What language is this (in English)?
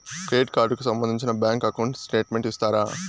Telugu